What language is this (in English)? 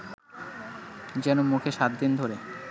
Bangla